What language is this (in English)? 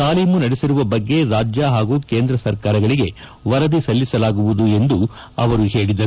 Kannada